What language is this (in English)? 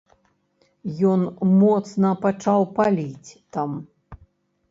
Belarusian